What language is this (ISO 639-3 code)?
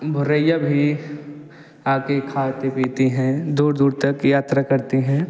hin